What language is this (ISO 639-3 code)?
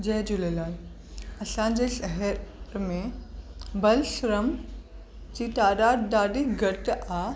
snd